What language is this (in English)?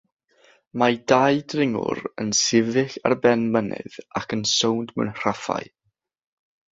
Welsh